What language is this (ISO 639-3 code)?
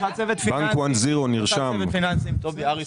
heb